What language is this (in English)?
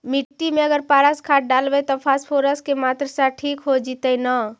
Magahi